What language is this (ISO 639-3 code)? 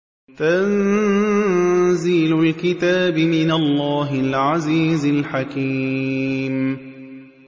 ara